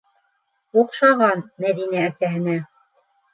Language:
Bashkir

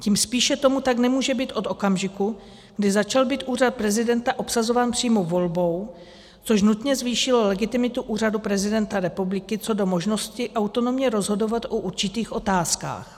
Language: Czech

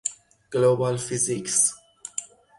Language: Persian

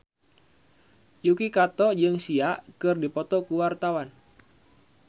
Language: Sundanese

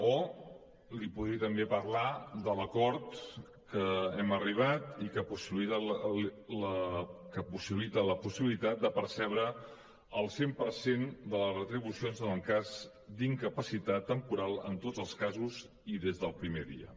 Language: Catalan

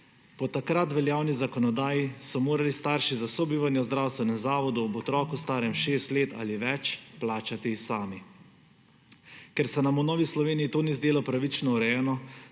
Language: Slovenian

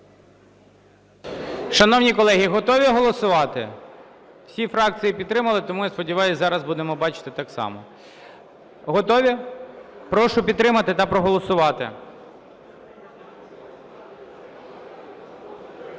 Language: Ukrainian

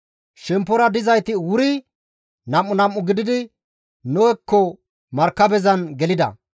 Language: Gamo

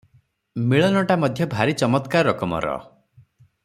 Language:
Odia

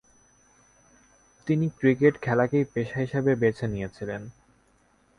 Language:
Bangla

